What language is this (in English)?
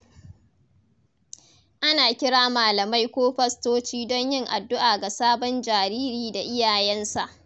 Hausa